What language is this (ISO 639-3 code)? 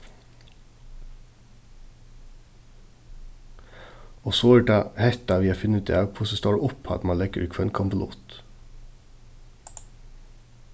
fao